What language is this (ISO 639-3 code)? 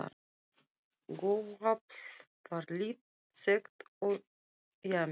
isl